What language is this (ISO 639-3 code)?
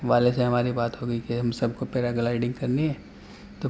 urd